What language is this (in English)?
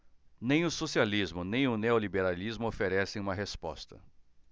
Portuguese